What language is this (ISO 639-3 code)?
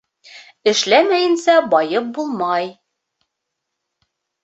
bak